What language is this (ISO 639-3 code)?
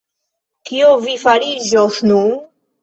epo